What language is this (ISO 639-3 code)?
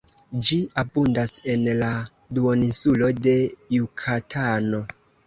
epo